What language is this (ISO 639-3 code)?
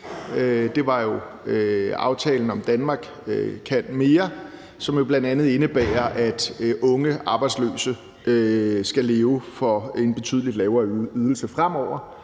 dan